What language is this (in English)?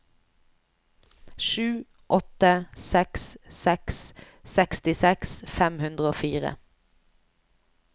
Norwegian